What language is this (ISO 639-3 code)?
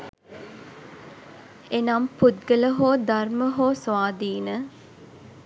sin